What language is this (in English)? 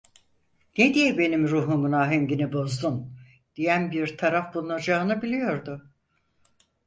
Turkish